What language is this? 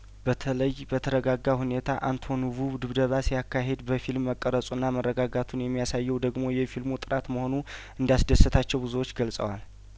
Amharic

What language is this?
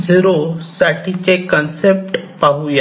Marathi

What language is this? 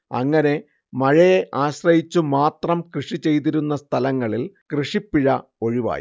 Malayalam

